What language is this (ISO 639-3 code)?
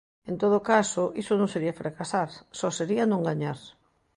glg